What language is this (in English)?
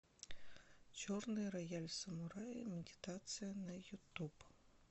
Russian